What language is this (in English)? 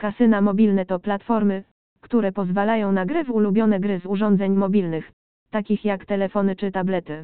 Polish